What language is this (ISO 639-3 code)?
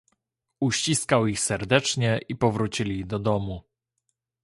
pol